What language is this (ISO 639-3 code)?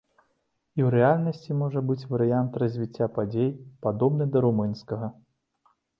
bel